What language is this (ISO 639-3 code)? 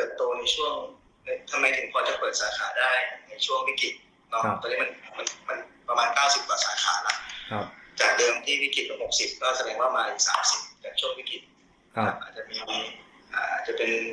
tha